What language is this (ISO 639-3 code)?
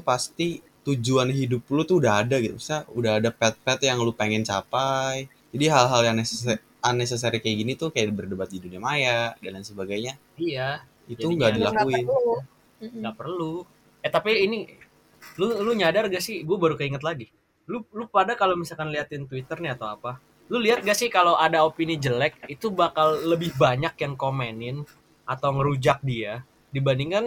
ind